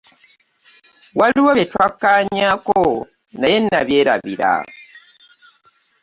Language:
Ganda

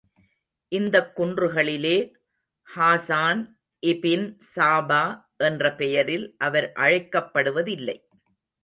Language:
Tamil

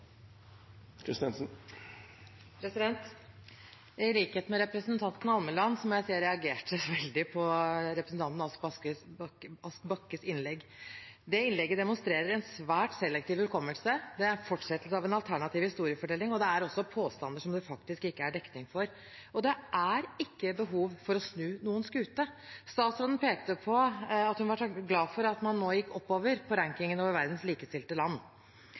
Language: Norwegian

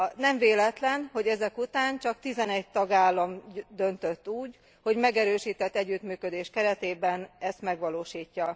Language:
Hungarian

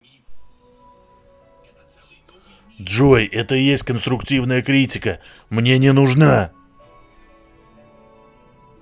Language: Russian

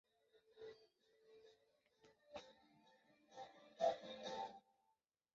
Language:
Chinese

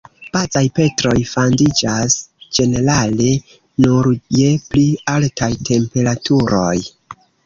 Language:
Esperanto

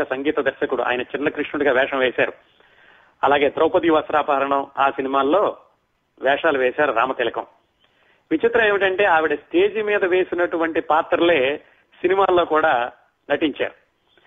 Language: Telugu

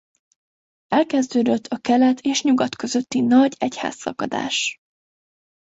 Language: Hungarian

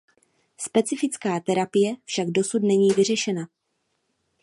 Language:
Czech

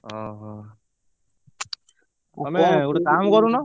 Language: Odia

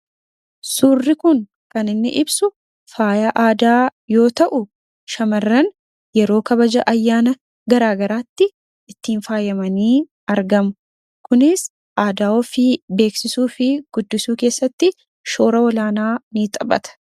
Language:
Oromo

